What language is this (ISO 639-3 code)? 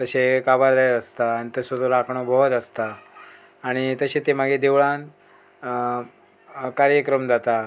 kok